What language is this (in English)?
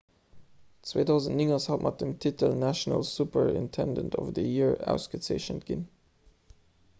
Luxembourgish